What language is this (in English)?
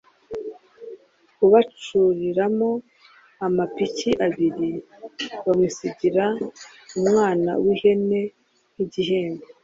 Kinyarwanda